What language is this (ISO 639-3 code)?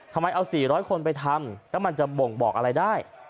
tha